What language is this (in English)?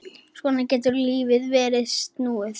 Icelandic